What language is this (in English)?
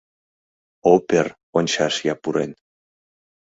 Mari